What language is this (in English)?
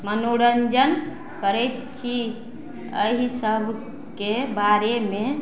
Maithili